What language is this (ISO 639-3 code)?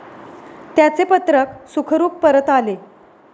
mar